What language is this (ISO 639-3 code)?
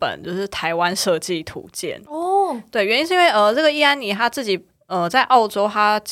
zho